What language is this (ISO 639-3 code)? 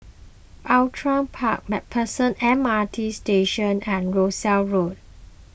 eng